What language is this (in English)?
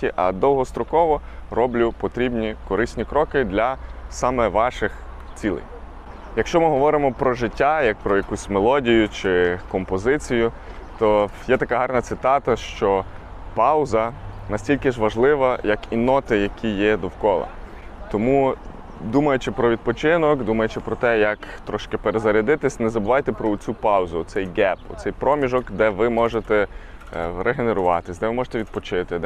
Ukrainian